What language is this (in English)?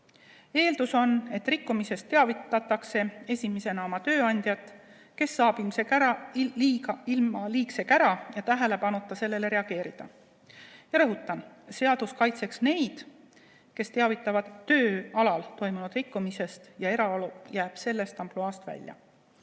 Estonian